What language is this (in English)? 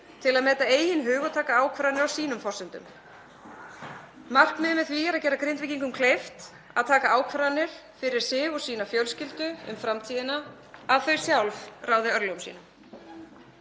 Icelandic